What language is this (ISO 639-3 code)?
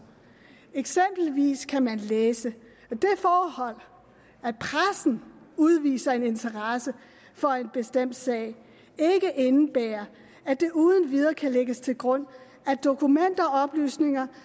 dan